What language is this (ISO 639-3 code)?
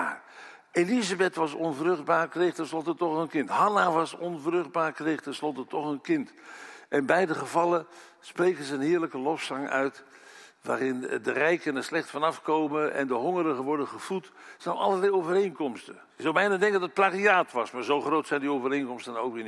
nld